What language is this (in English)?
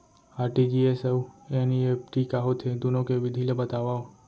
Chhattisgarhi